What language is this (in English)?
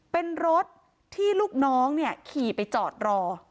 Thai